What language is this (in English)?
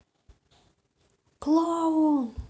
Russian